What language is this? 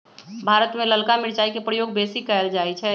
Magahi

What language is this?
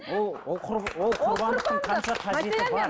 Kazakh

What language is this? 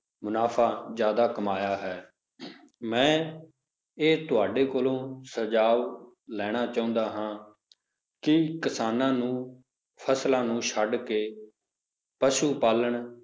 Punjabi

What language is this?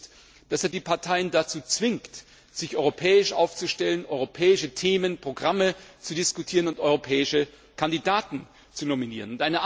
German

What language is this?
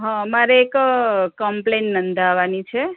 Gujarati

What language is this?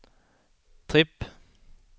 Swedish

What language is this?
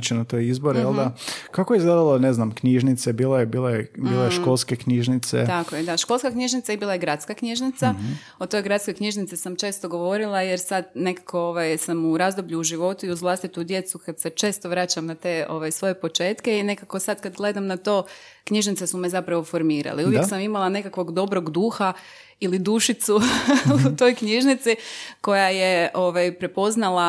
Croatian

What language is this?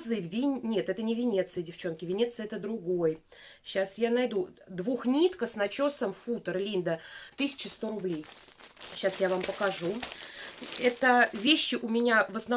Russian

